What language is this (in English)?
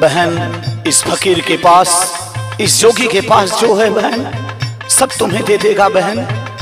Hindi